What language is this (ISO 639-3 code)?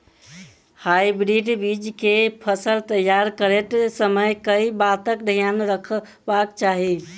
mai